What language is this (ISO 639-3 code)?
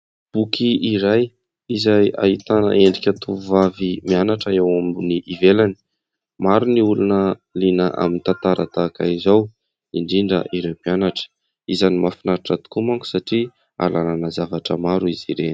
mlg